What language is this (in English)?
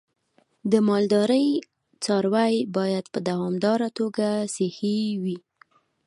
Pashto